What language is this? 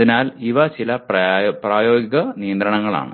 Malayalam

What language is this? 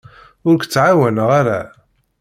Kabyle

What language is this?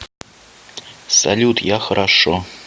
Russian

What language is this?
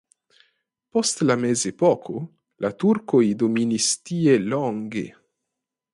Esperanto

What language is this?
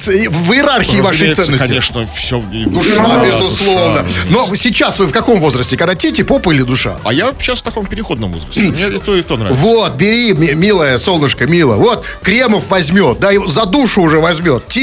Russian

